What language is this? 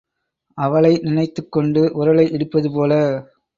Tamil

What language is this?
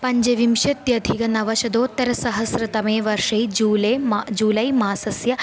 Sanskrit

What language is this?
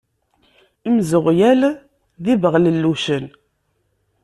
Kabyle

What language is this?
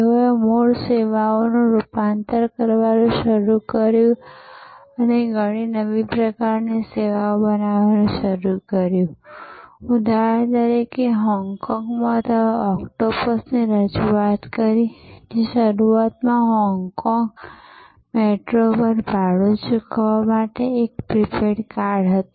Gujarati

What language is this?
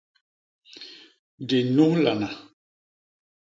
Basaa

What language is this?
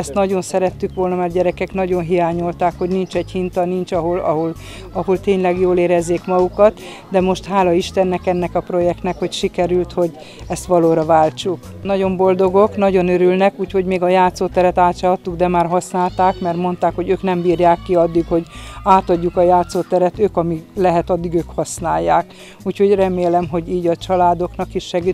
Hungarian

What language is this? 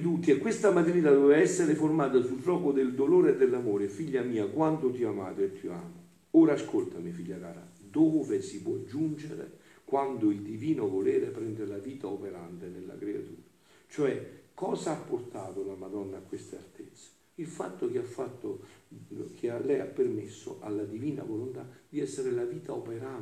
Italian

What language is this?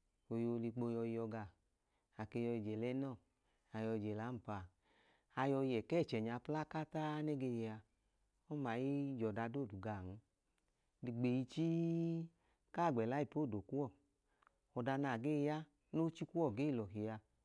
Idoma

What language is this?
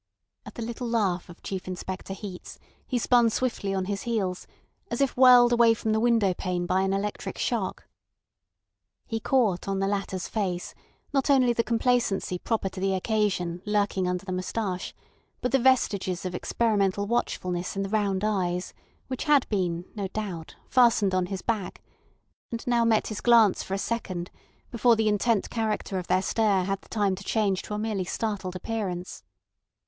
English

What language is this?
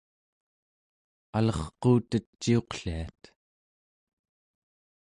Central Yupik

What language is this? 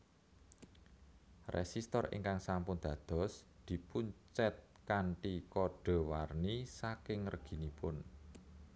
Javanese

